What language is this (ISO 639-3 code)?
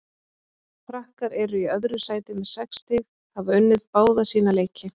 isl